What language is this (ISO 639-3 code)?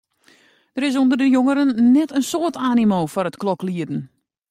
fry